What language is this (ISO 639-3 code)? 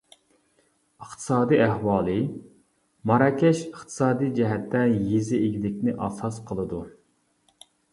uig